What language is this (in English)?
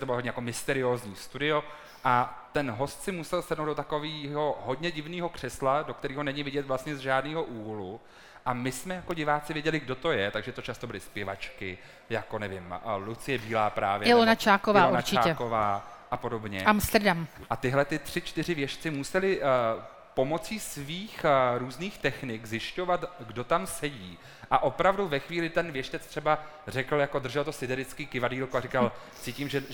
Czech